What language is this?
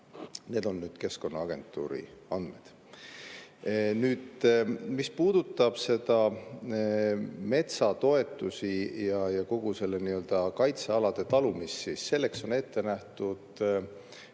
Estonian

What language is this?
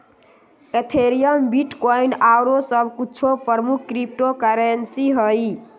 Magahi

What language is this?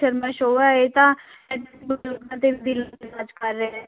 Punjabi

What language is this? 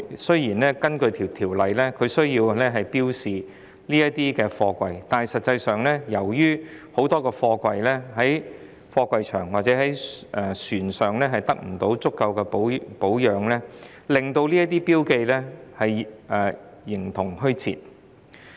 Cantonese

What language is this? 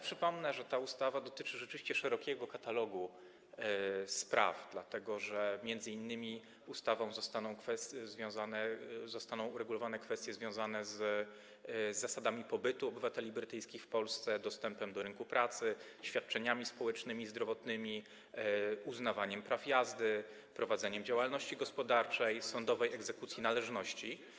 Polish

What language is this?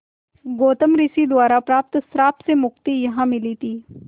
Hindi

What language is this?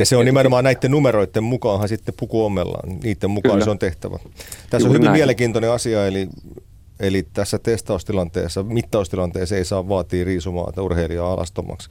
Finnish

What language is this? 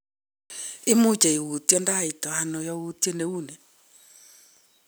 Kalenjin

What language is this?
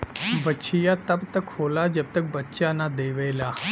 Bhojpuri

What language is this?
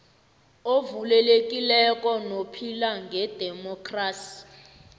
South Ndebele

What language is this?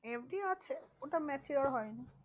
Bangla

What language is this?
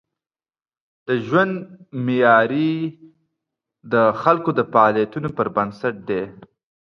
Pashto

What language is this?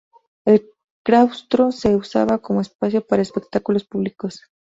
Spanish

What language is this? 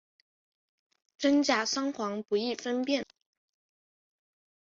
Chinese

